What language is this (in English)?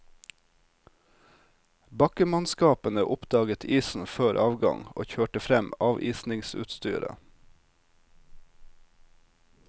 Norwegian